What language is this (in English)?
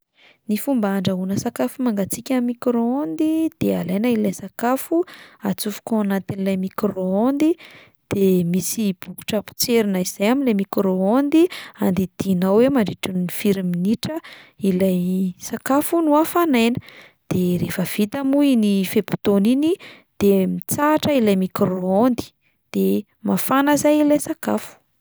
Malagasy